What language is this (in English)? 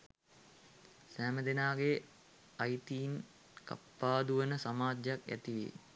Sinhala